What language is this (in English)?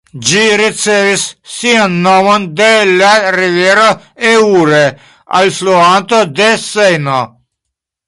Esperanto